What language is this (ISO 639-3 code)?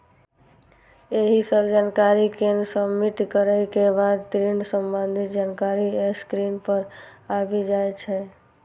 mai